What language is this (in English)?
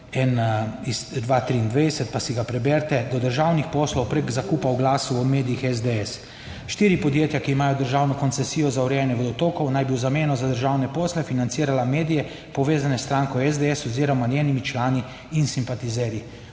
Slovenian